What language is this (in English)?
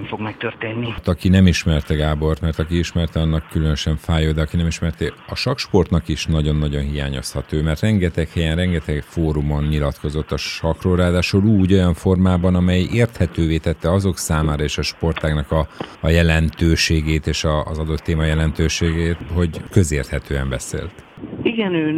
Hungarian